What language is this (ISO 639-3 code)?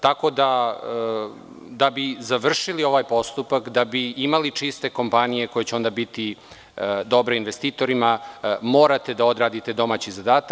srp